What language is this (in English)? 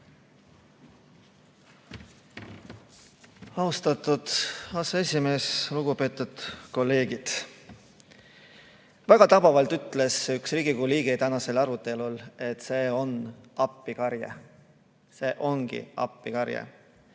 Estonian